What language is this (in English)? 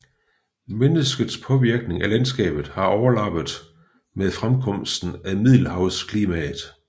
Danish